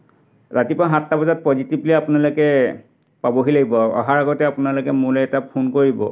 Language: Assamese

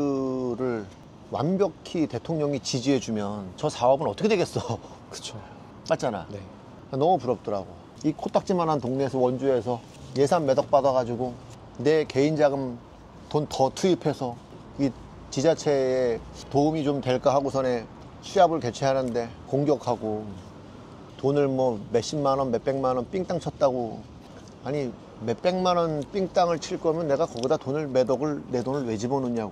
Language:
Korean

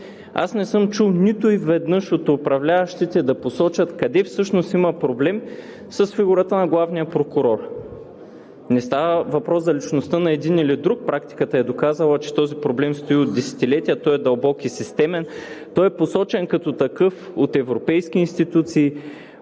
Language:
Bulgarian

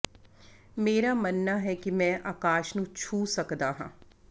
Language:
Punjabi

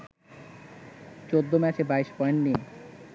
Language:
Bangla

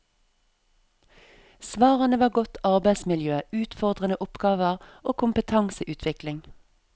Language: Norwegian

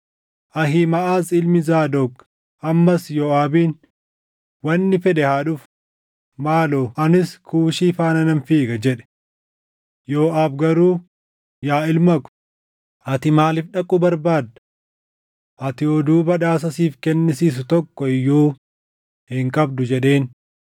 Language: Oromo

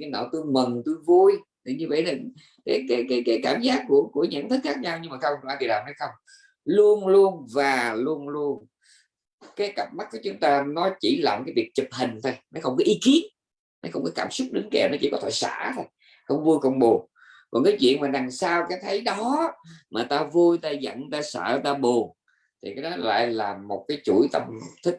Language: Vietnamese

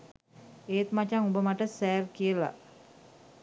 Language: Sinhala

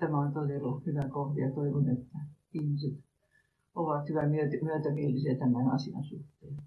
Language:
Finnish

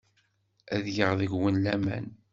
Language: Kabyle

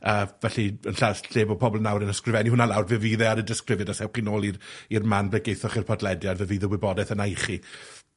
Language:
Welsh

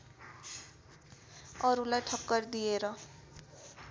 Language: Nepali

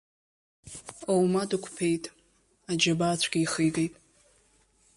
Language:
Abkhazian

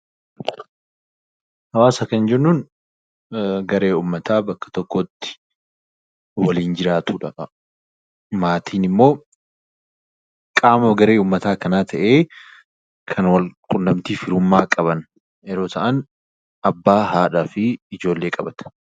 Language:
Oromo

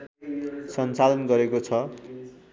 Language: Nepali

